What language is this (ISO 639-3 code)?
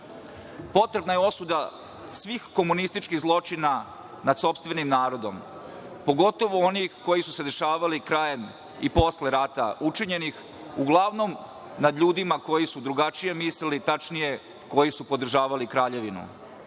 srp